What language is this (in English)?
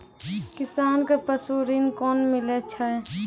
Maithili